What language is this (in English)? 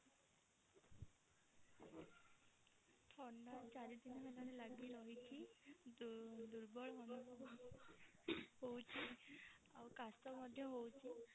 Odia